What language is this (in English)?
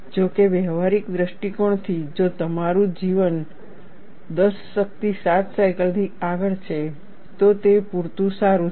Gujarati